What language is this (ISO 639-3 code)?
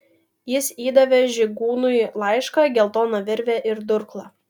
lit